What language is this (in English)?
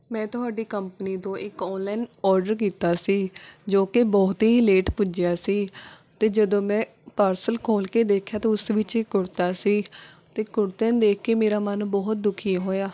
Punjabi